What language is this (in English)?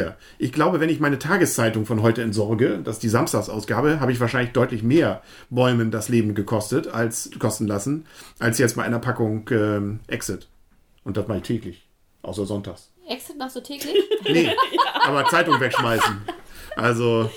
German